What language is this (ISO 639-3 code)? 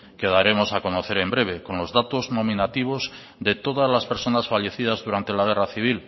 spa